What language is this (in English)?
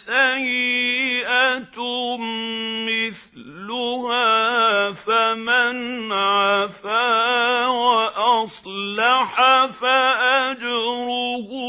Arabic